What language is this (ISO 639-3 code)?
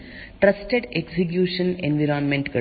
kan